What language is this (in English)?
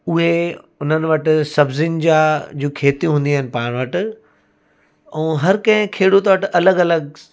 Sindhi